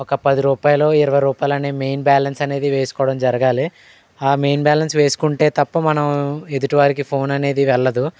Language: Telugu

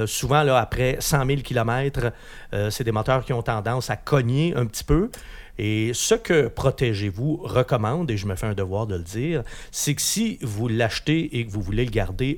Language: French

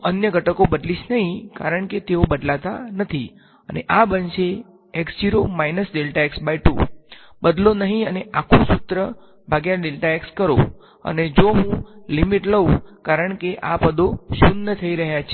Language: Gujarati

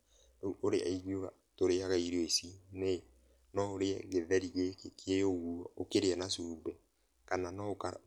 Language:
Kikuyu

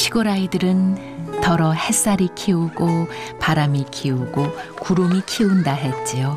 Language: Korean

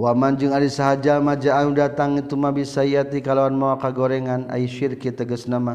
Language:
Malay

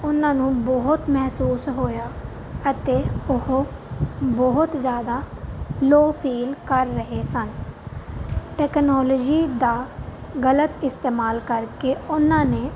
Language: Punjabi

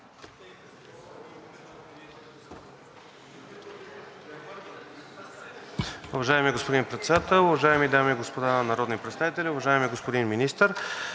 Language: Bulgarian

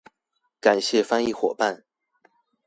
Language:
Chinese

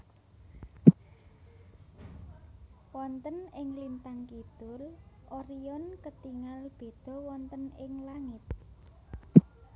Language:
Javanese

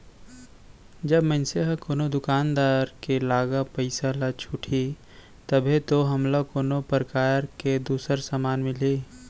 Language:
Chhattisgarhi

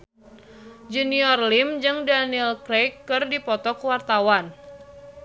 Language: Sundanese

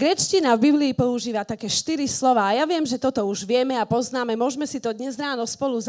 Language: Slovak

